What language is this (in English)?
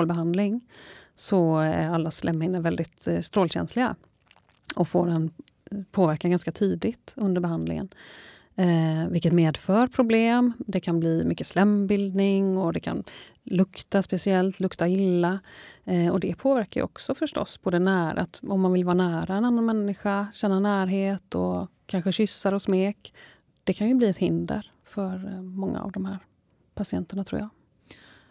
Swedish